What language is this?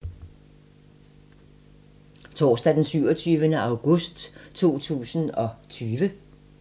Danish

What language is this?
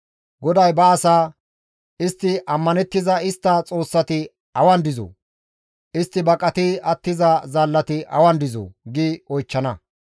Gamo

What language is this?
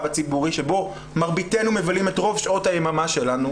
Hebrew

